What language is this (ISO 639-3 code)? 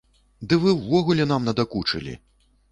bel